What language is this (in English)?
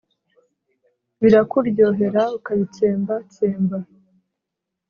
Kinyarwanda